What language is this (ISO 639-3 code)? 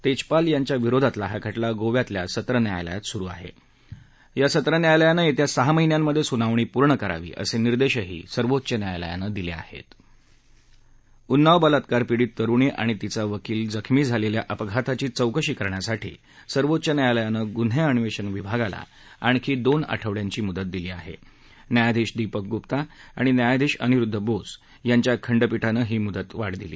mar